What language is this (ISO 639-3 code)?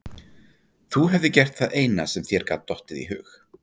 isl